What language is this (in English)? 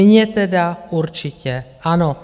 Czech